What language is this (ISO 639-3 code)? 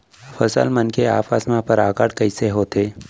hne